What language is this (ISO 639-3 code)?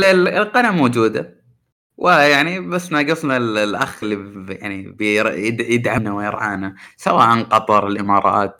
ara